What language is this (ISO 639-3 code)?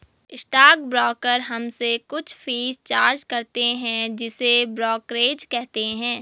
hin